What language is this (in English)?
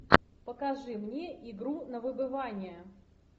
Russian